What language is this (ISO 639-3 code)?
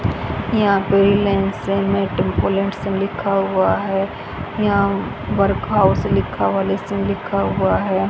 hin